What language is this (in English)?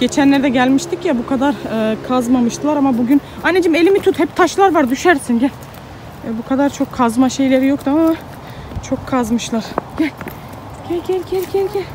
Turkish